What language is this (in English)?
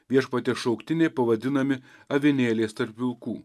Lithuanian